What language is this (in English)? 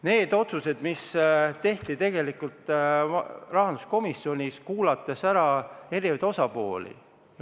Estonian